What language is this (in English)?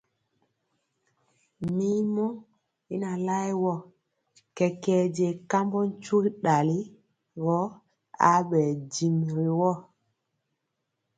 Mpiemo